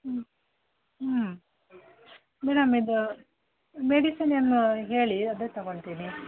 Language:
Kannada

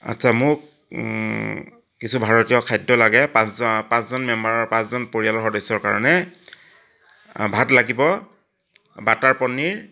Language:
Assamese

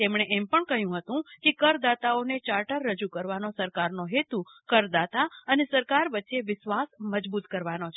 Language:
Gujarati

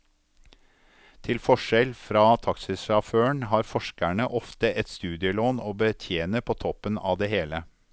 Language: Norwegian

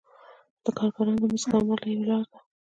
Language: Pashto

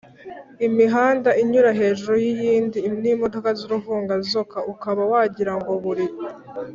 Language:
Kinyarwanda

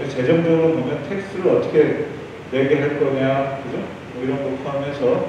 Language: Korean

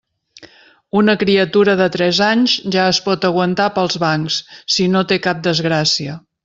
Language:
Catalan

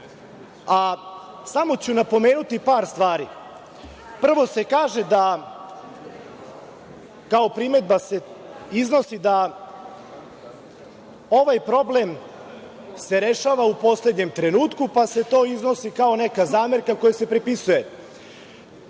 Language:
Serbian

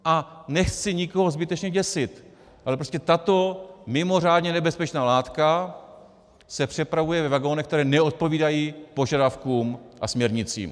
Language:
Czech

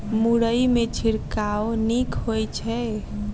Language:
Maithili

